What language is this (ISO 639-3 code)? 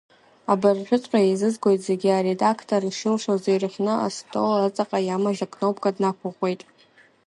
abk